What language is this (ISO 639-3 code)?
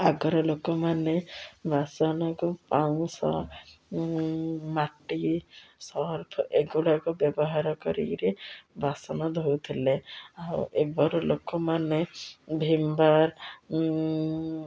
ori